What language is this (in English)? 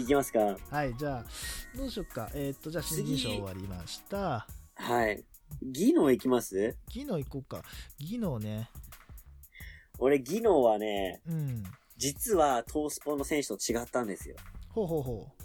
Japanese